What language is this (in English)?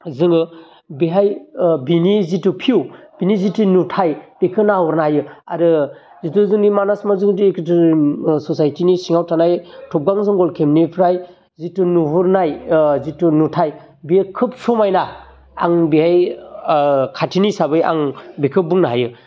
Bodo